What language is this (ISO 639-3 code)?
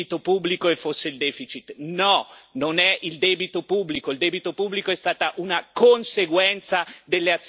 ita